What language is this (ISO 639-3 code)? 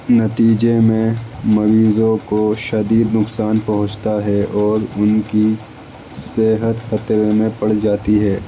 urd